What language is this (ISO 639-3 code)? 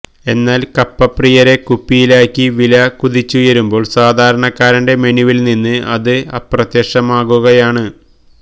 mal